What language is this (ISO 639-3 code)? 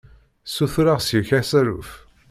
kab